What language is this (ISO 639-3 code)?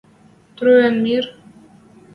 mrj